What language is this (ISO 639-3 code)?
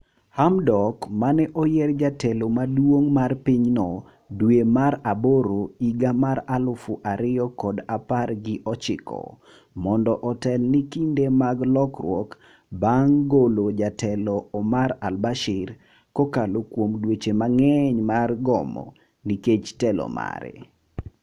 luo